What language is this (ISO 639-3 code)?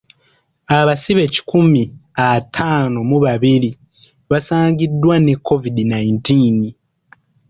lug